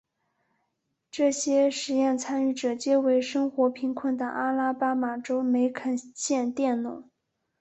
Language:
Chinese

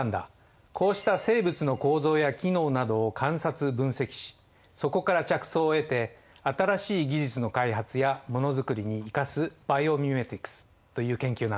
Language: Japanese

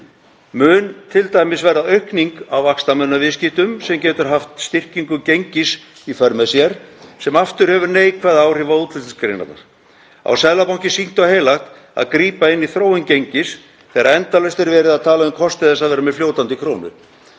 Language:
Icelandic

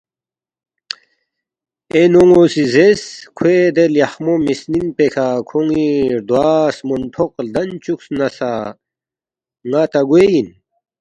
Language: Balti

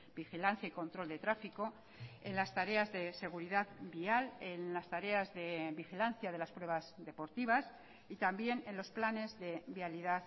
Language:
Spanish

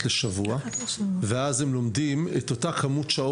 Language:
Hebrew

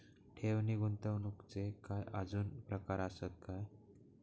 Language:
Marathi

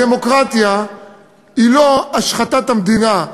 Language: Hebrew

